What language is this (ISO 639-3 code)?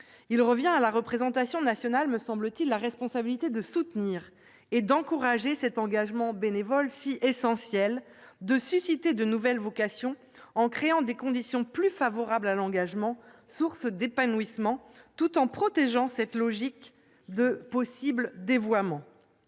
fra